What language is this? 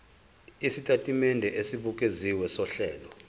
Zulu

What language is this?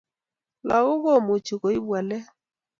Kalenjin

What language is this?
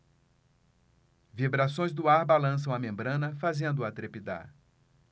Portuguese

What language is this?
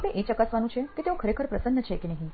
Gujarati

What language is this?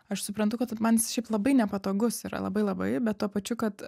Lithuanian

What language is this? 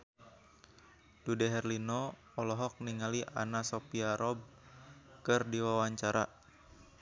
Sundanese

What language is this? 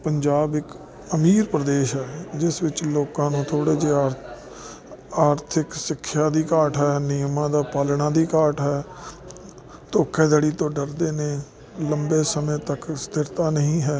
Punjabi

